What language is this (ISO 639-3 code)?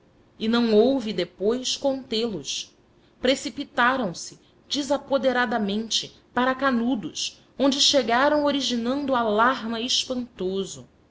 por